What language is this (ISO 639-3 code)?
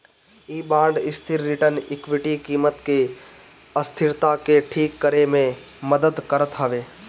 bho